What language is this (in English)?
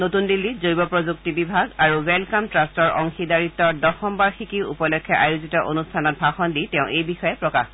Assamese